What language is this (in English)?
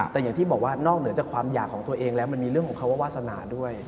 Thai